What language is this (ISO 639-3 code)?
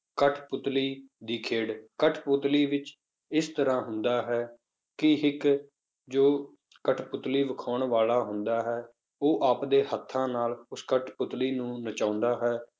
pan